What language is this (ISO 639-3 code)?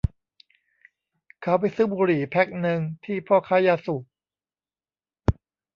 tha